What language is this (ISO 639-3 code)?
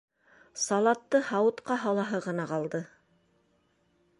bak